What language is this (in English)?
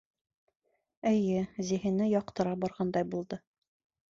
Bashkir